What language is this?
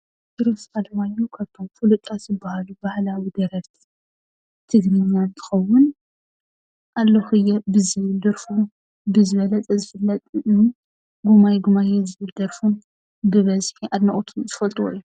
Tigrinya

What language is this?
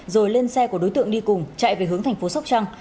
Vietnamese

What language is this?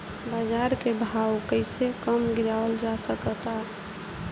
Bhojpuri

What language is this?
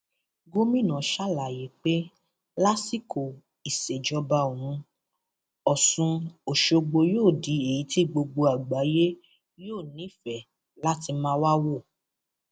Yoruba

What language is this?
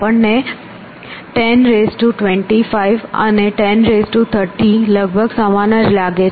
Gujarati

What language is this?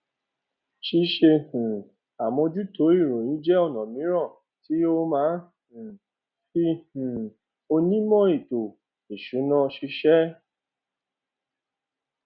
Yoruba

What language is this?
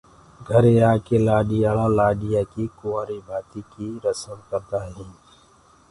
Gurgula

